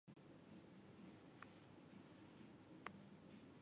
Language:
Chinese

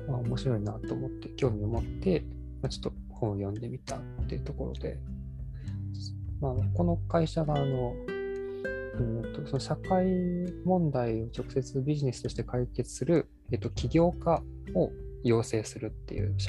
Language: Japanese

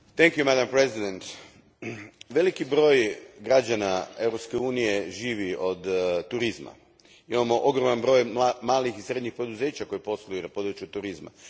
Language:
Croatian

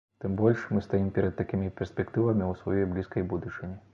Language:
Belarusian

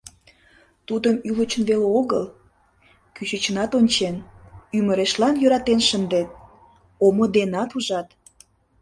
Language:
Mari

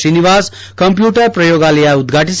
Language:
Kannada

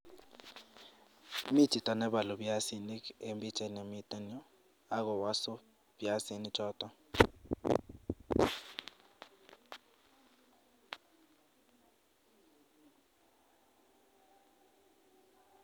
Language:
Kalenjin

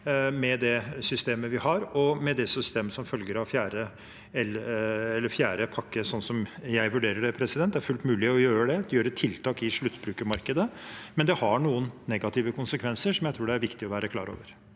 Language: Norwegian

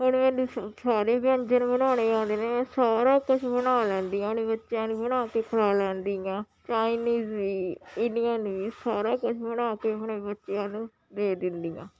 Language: Punjabi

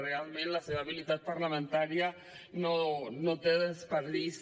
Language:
Catalan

